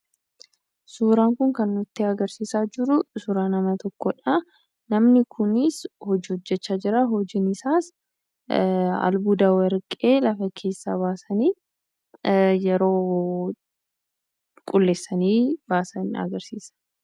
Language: Oromo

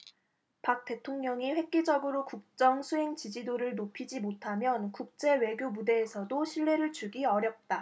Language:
Korean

